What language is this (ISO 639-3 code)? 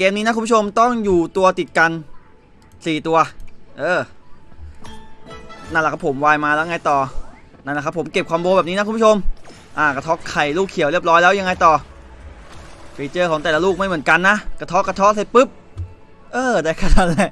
tha